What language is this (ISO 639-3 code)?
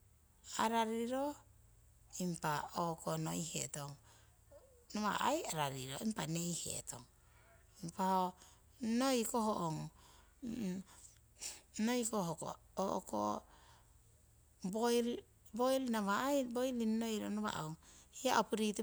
siw